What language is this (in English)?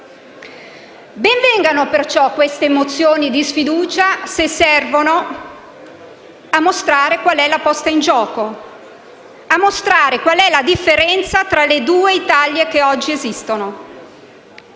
Italian